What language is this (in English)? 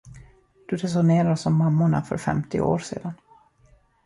Swedish